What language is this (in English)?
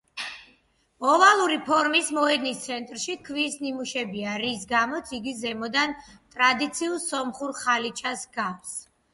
Georgian